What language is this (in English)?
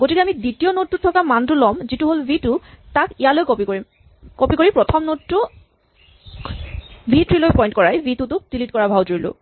Assamese